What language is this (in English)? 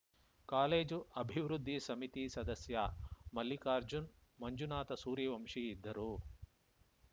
Kannada